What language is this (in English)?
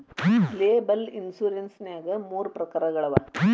Kannada